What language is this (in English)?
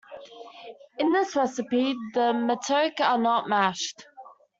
English